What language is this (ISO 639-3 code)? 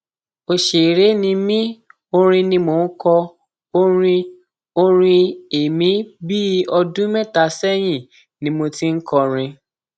yor